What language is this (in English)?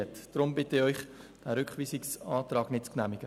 Swiss German